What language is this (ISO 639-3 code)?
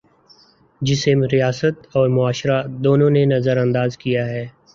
urd